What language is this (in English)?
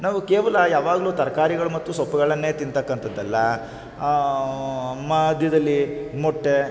Kannada